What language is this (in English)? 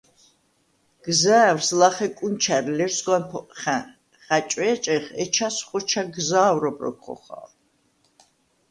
Svan